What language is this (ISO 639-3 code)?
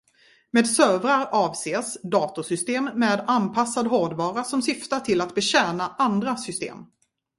swe